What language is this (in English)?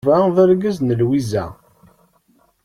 Kabyle